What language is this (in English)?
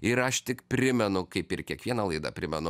Lithuanian